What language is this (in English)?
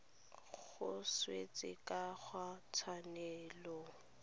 Tswana